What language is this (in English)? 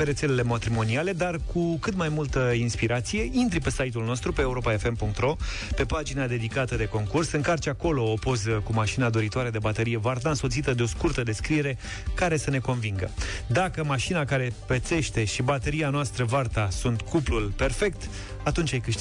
Romanian